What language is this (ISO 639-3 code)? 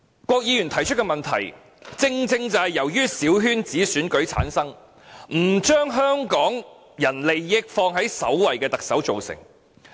yue